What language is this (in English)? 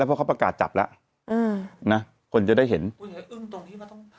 Thai